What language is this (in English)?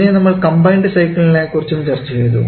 Malayalam